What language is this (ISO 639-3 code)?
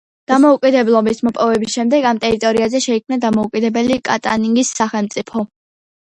kat